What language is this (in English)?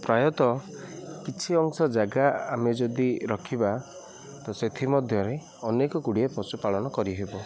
Odia